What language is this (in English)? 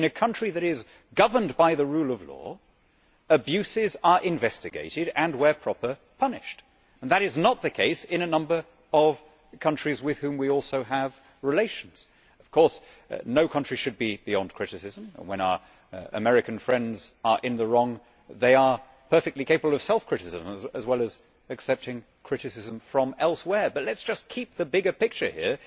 English